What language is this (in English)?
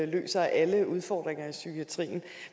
Danish